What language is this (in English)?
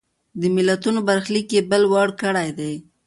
Pashto